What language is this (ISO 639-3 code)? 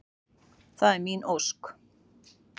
isl